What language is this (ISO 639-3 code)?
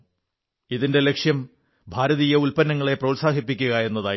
mal